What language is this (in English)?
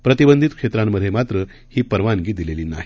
Marathi